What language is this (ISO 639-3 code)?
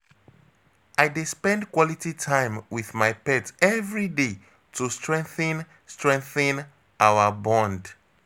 pcm